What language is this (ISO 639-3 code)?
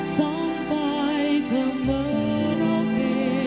ind